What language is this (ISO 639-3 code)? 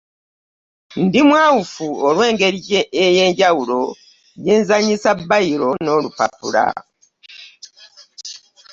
lug